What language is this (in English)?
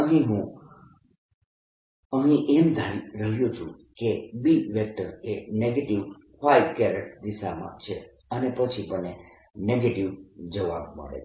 Gujarati